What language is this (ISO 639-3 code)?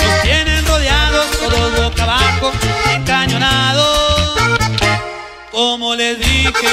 ind